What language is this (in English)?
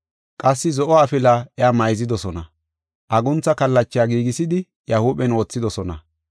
Gofa